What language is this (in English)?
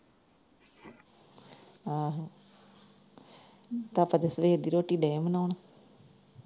Punjabi